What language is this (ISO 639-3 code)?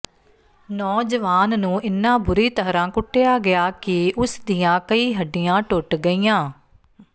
pan